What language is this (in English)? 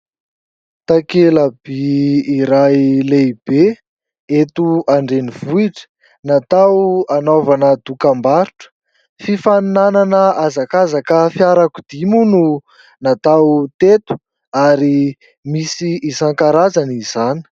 Malagasy